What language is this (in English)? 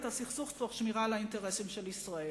Hebrew